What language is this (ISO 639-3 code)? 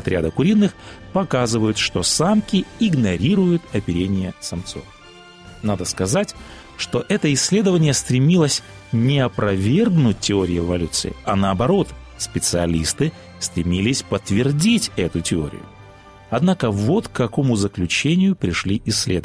rus